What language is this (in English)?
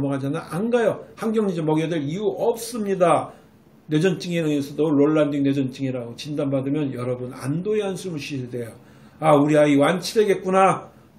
Korean